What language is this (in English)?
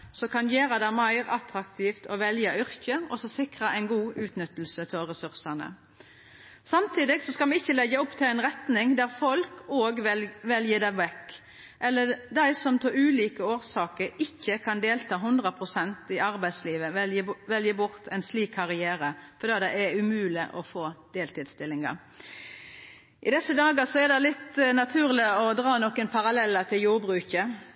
Norwegian Nynorsk